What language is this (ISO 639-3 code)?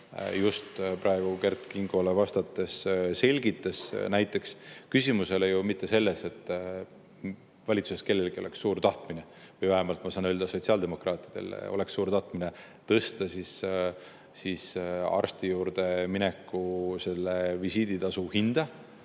est